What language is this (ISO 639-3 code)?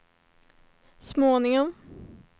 swe